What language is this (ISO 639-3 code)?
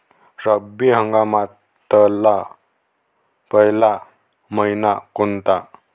mar